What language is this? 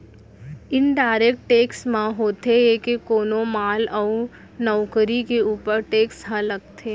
Chhattisgarhi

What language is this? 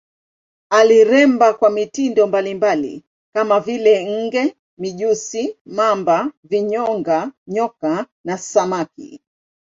Swahili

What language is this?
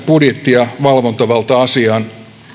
Finnish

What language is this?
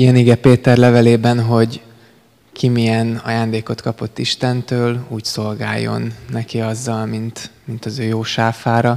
Hungarian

